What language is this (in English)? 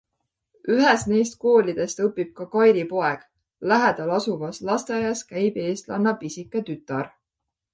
Estonian